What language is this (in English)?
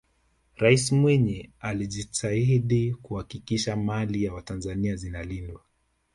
Swahili